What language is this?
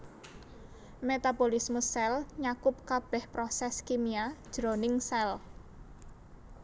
Javanese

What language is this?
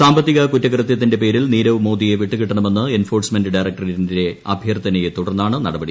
Malayalam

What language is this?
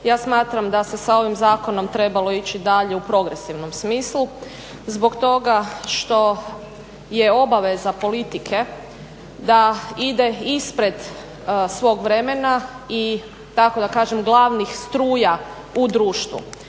Croatian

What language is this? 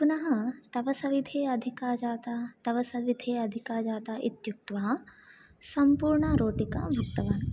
Sanskrit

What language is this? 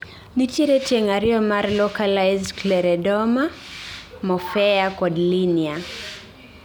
Luo (Kenya and Tanzania)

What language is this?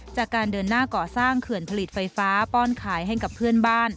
Thai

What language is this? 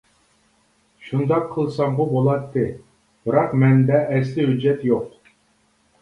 Uyghur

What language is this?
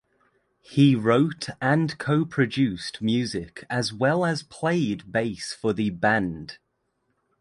English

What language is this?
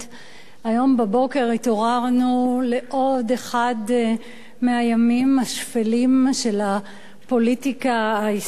Hebrew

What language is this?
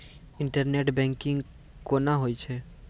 Maithili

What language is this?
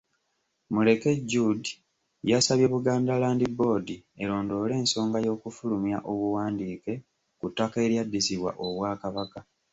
Ganda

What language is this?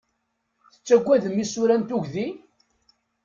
Kabyle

